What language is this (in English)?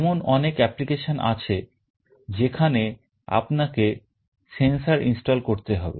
Bangla